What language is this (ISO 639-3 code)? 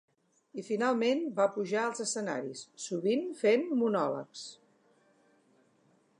cat